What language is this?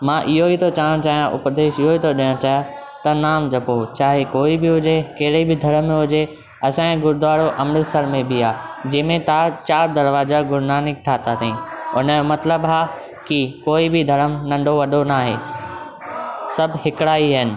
Sindhi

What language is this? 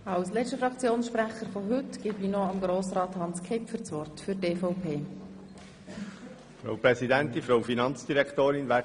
Swiss German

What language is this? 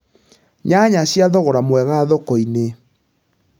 Kikuyu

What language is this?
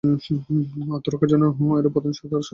Bangla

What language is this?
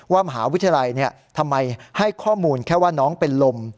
Thai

